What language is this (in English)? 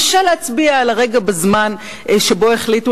Hebrew